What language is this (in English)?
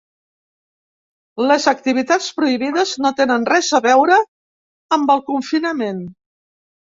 Catalan